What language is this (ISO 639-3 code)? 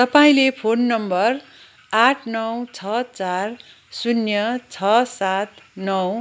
nep